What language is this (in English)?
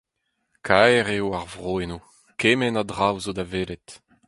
Breton